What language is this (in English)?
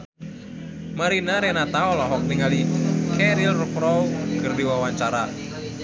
Sundanese